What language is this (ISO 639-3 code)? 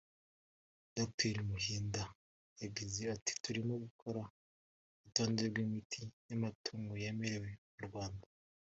kin